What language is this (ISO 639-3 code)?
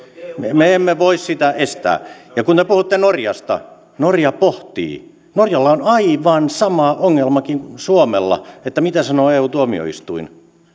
fin